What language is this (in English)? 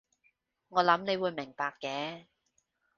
Cantonese